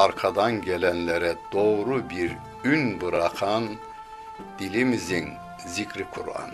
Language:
Turkish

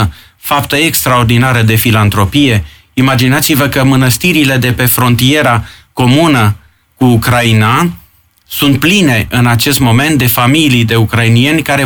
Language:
Romanian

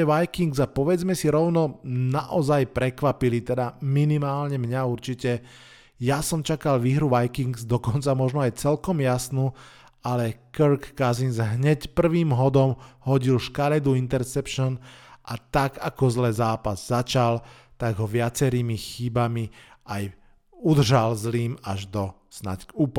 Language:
Slovak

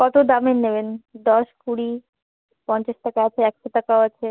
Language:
Bangla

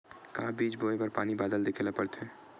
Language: Chhattisgarhi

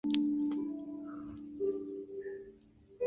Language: Chinese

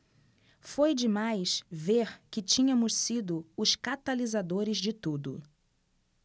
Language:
Portuguese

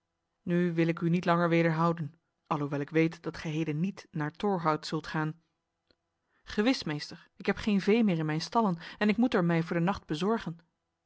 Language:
Dutch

